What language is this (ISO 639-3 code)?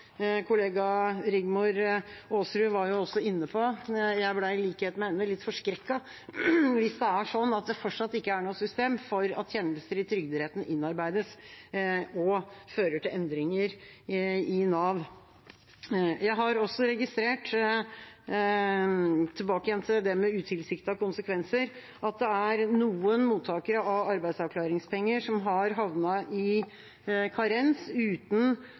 nob